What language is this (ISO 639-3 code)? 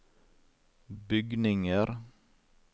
nor